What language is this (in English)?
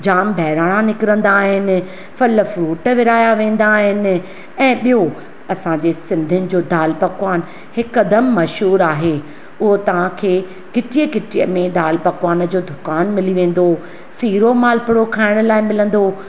Sindhi